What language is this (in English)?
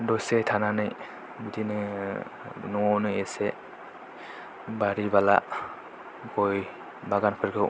Bodo